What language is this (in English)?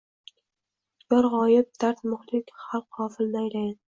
Uzbek